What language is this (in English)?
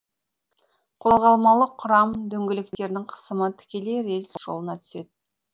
Kazakh